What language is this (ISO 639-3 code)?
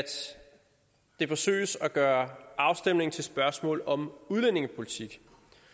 dan